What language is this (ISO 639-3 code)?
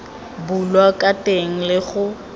tsn